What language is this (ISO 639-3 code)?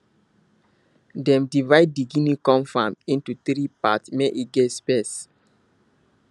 pcm